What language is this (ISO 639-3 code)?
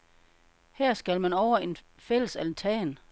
dan